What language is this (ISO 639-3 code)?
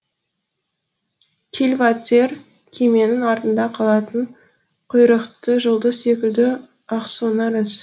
kaz